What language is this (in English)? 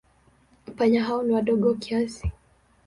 Swahili